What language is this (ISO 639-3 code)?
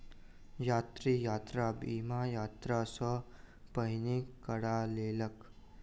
mai